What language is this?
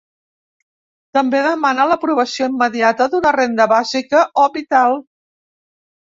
Catalan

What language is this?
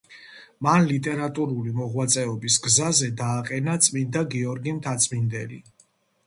Georgian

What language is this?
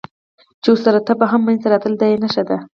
Pashto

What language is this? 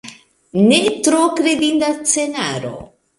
Esperanto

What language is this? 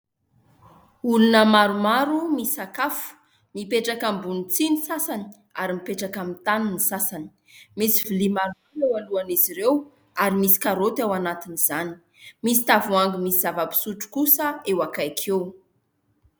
Malagasy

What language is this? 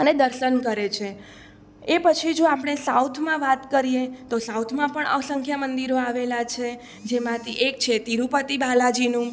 Gujarati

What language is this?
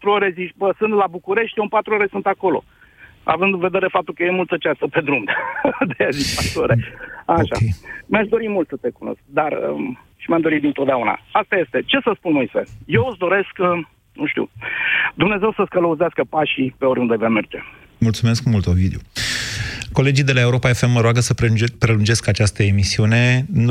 Romanian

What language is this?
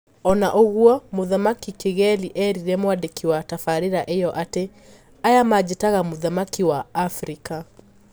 Kikuyu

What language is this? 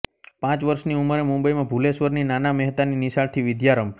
Gujarati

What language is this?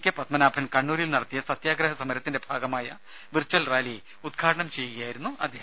Malayalam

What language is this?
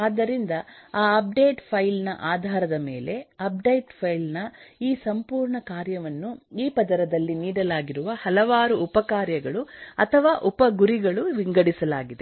Kannada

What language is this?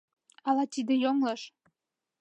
Mari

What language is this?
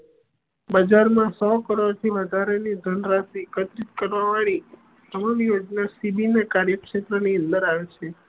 Gujarati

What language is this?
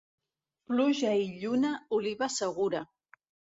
Catalan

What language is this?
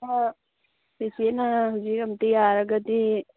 Manipuri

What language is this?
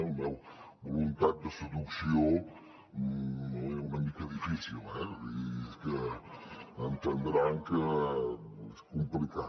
Catalan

